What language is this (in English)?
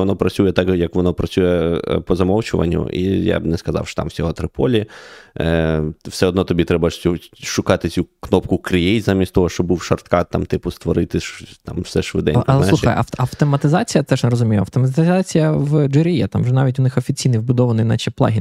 Ukrainian